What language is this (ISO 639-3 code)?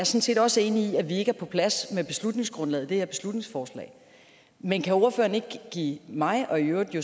dan